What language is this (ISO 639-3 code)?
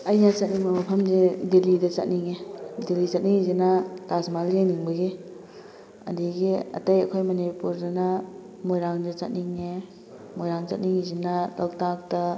mni